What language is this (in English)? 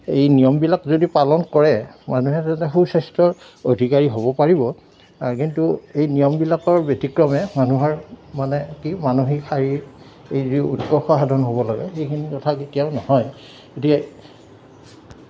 Assamese